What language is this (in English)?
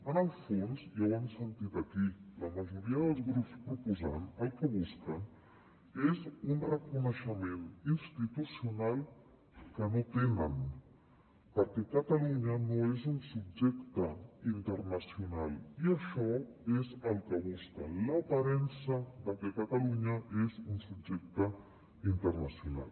Catalan